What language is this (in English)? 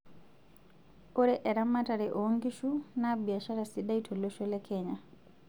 Masai